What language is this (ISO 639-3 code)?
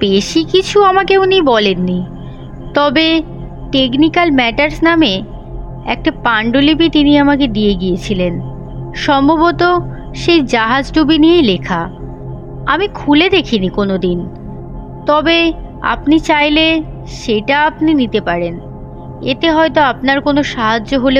ben